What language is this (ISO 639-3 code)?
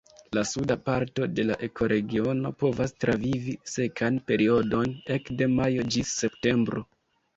epo